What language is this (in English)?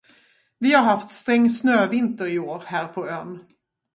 Swedish